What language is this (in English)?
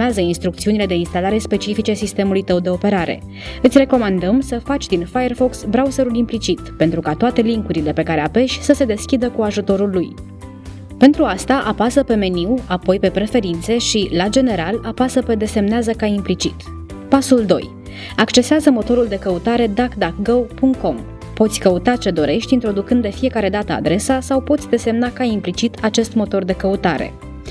Romanian